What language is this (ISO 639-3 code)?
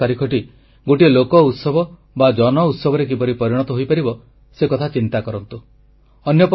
ori